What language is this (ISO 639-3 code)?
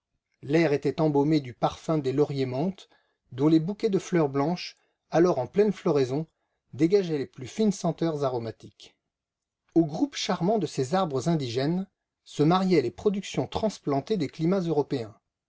fra